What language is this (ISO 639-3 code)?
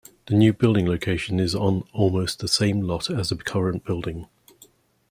eng